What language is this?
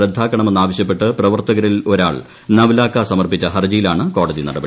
Malayalam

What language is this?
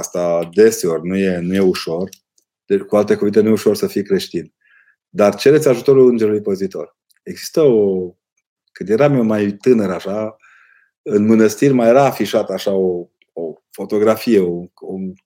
Romanian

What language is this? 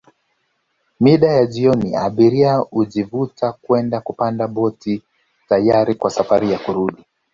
Swahili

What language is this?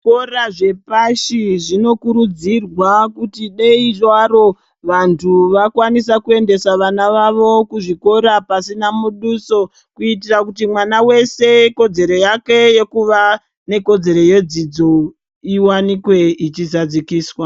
Ndau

